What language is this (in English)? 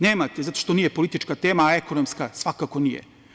Serbian